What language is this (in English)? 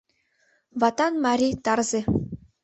Mari